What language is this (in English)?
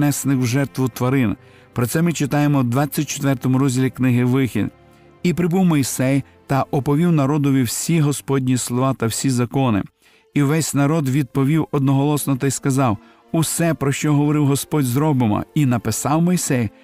Ukrainian